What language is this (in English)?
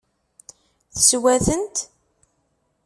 Kabyle